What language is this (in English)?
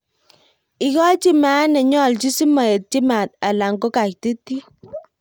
Kalenjin